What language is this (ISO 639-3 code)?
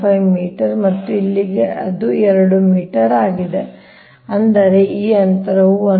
kan